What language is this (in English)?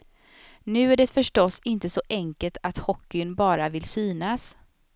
Swedish